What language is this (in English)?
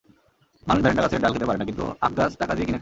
Bangla